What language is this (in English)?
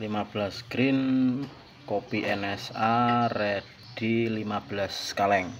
Indonesian